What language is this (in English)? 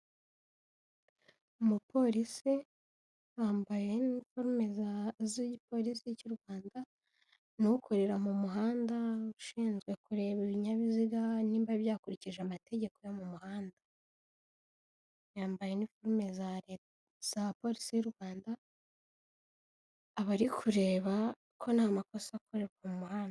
Kinyarwanda